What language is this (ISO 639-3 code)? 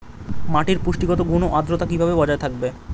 ben